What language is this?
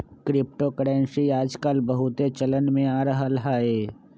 Magahi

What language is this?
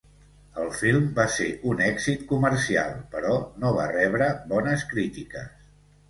Catalan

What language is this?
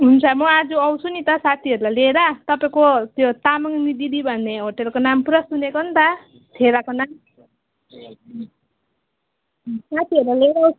Nepali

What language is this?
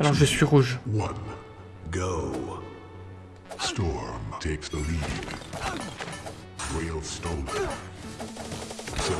French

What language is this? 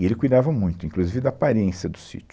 Portuguese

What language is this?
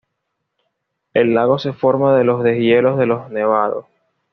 Spanish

